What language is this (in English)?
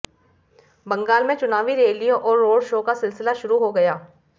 Hindi